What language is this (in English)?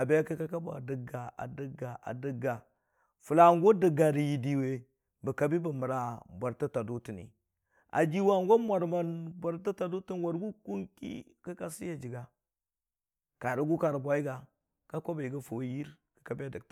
Dijim-Bwilim